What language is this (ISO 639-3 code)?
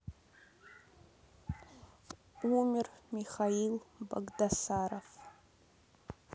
rus